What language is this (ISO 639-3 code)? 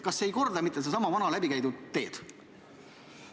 est